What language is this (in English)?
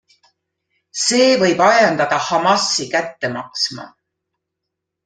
Estonian